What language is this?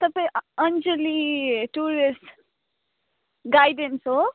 Nepali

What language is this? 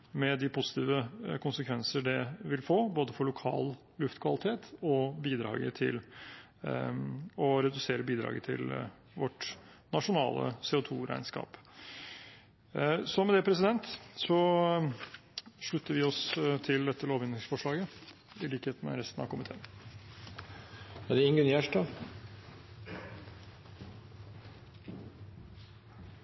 Norwegian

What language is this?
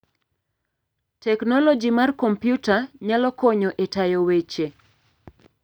Luo (Kenya and Tanzania)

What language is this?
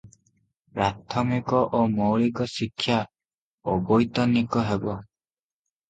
Odia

